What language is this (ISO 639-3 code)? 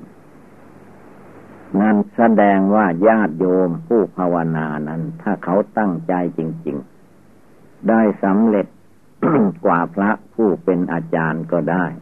tha